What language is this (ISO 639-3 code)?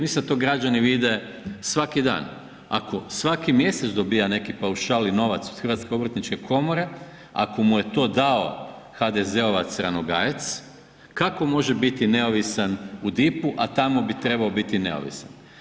hrv